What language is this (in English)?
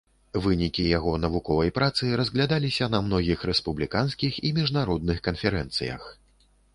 Belarusian